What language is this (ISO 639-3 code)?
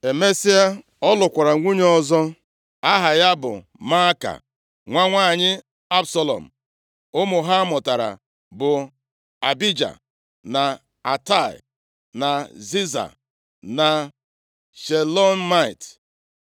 ibo